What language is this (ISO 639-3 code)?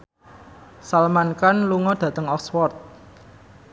jav